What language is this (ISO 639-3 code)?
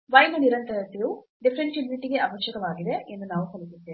kan